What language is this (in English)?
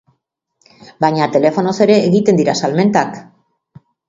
Basque